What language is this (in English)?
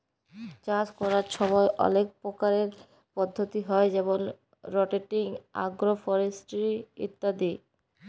Bangla